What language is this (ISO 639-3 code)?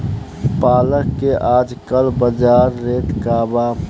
bho